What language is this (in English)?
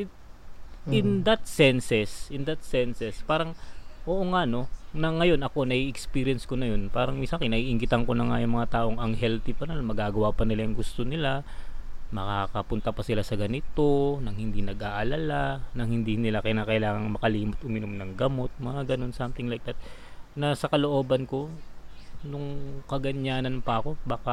Filipino